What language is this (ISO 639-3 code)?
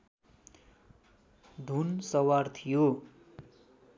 nep